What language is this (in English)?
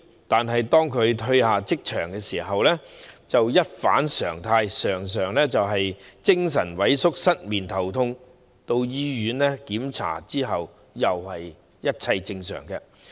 Cantonese